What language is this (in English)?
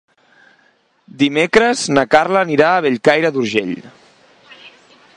Catalan